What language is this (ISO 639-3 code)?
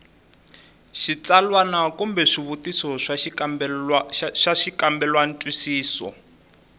tso